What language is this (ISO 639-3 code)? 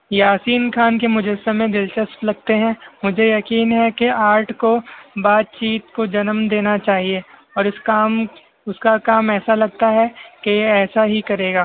urd